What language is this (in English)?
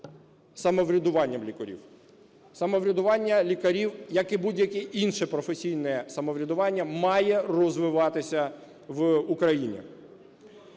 Ukrainian